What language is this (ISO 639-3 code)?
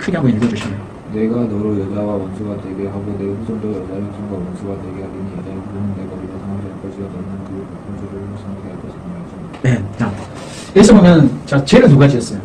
kor